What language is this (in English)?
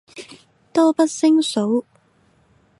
Cantonese